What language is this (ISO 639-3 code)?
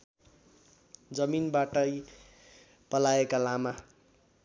nep